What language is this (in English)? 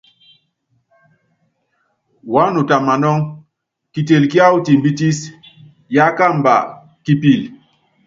Yangben